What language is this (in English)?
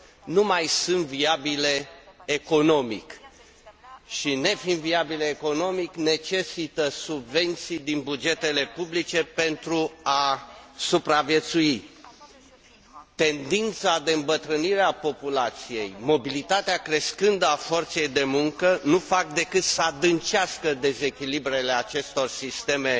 Romanian